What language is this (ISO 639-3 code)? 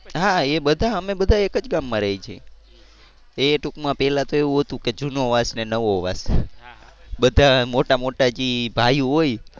guj